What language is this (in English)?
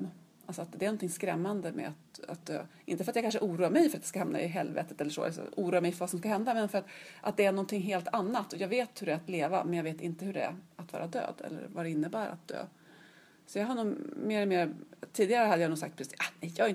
Swedish